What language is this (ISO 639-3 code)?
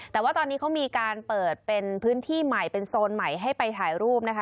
tha